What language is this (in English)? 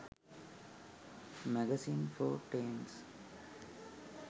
Sinhala